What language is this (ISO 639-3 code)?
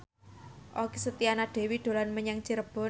jav